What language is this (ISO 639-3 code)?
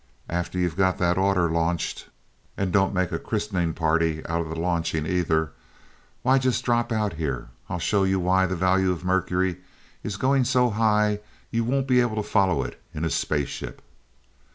eng